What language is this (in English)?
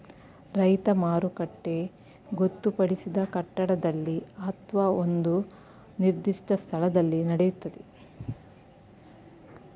Kannada